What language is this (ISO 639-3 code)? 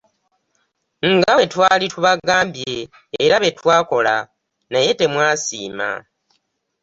lug